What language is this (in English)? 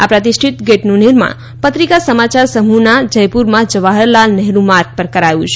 Gujarati